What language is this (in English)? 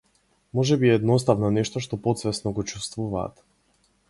Macedonian